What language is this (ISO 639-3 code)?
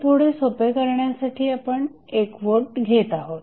mar